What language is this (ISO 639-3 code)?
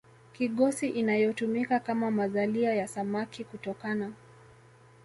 swa